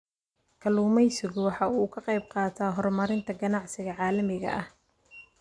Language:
Somali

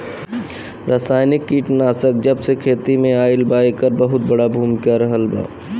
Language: Bhojpuri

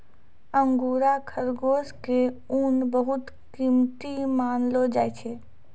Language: Maithili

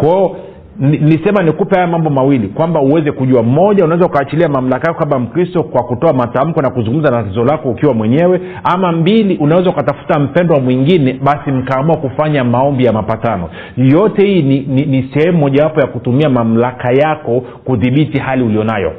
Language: Swahili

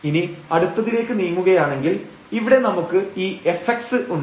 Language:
Malayalam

